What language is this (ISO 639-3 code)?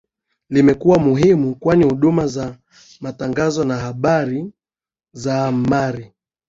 swa